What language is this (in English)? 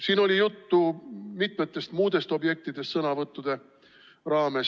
Estonian